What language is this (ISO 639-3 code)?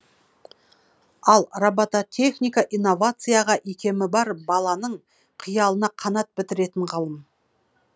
kaz